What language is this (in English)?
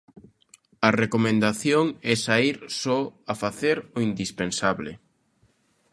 Galician